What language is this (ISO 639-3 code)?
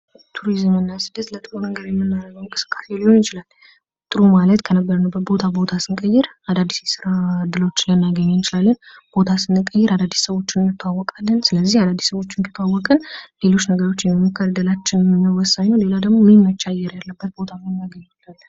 amh